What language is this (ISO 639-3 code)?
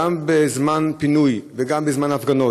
heb